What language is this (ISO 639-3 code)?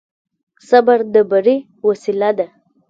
pus